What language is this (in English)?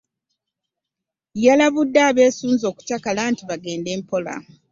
Ganda